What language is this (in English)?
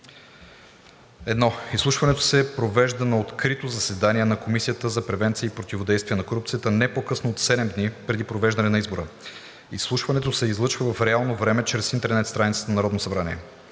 Bulgarian